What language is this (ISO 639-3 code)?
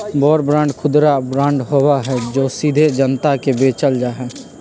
mag